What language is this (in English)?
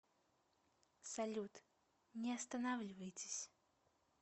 Russian